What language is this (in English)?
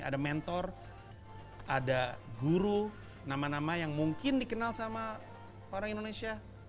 Indonesian